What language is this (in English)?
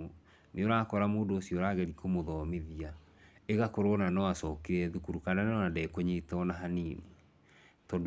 Kikuyu